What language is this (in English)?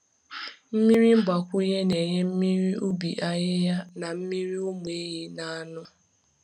Igbo